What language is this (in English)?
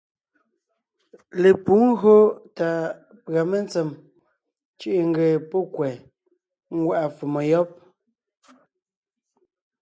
Ngiemboon